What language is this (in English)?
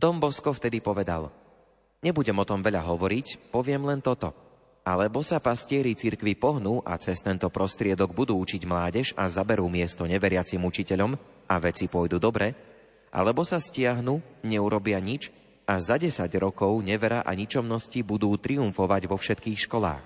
Slovak